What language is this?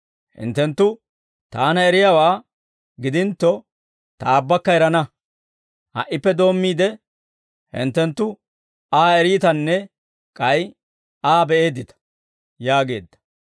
Dawro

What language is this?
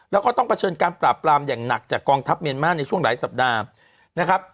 Thai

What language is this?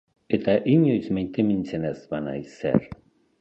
Basque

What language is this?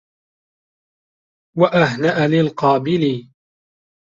Arabic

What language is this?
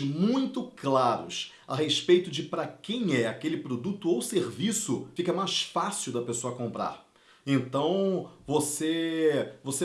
Portuguese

